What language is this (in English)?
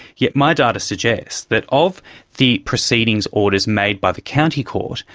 English